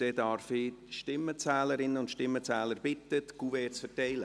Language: Swiss German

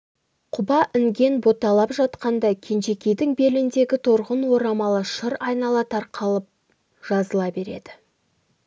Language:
Kazakh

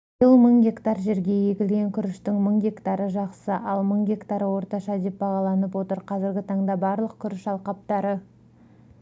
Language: Kazakh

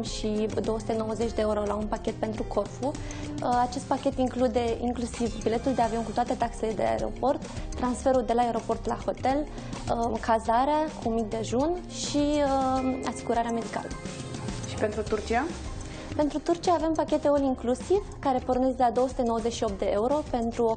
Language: Romanian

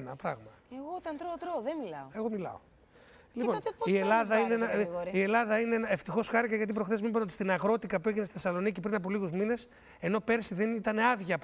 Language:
Greek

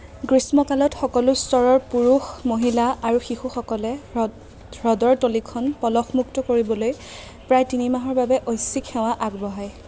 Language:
Assamese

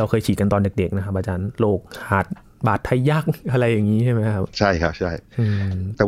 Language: Thai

